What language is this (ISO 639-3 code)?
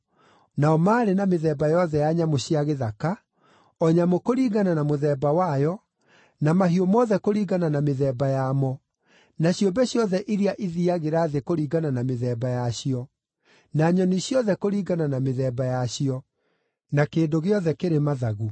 kik